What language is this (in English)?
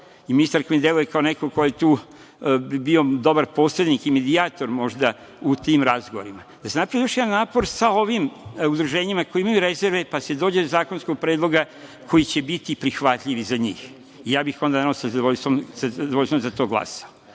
Serbian